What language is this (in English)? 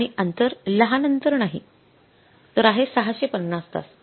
Marathi